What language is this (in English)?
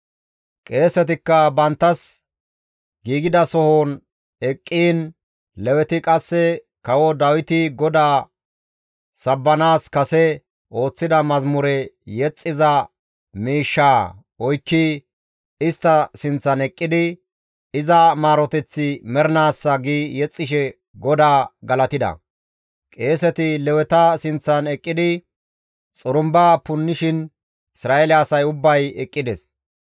Gamo